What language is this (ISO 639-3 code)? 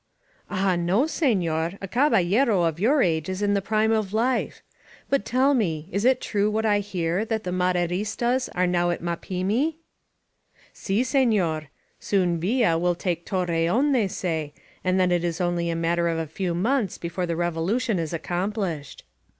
eng